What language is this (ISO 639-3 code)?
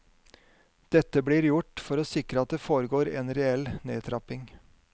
nor